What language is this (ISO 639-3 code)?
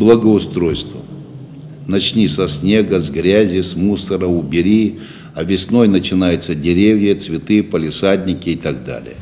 rus